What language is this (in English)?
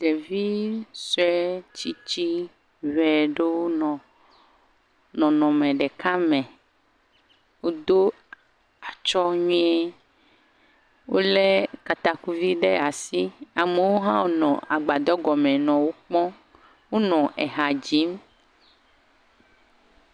Ewe